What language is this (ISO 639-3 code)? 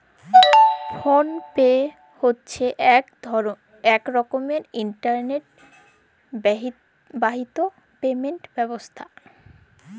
ben